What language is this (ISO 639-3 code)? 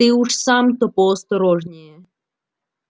rus